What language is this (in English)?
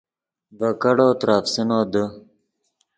Yidgha